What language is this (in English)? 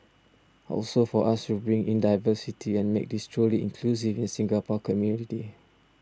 English